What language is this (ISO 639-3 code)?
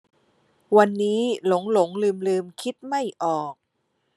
tha